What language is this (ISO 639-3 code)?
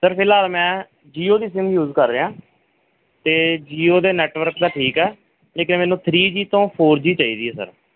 pan